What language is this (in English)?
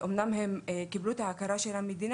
Hebrew